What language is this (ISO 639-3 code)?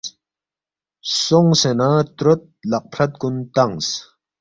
bft